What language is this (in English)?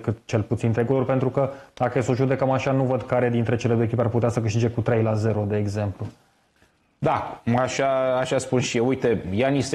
Romanian